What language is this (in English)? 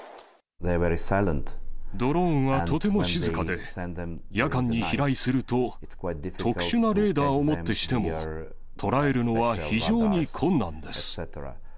Japanese